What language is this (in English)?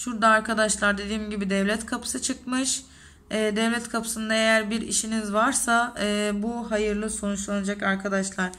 Turkish